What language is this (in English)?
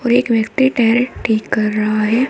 Hindi